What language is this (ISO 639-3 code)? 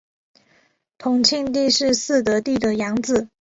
zho